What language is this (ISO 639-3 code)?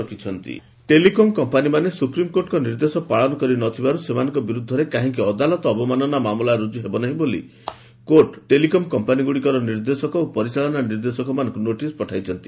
ori